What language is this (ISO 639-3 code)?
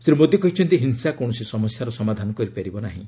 ori